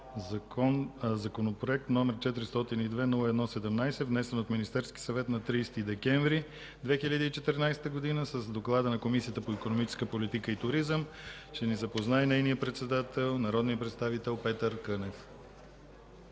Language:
Bulgarian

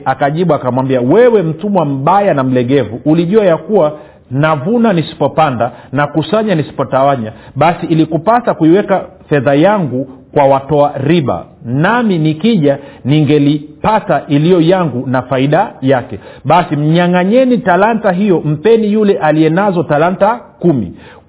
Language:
Swahili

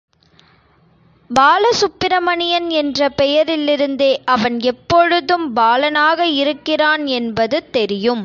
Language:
Tamil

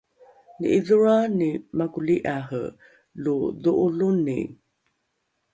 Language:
Rukai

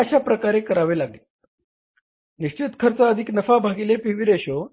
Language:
Marathi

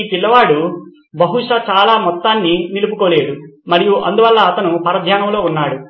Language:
Telugu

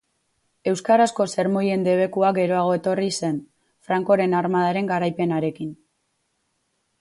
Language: Basque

